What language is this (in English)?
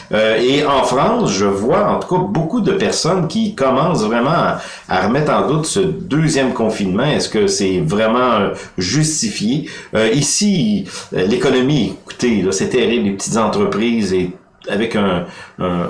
French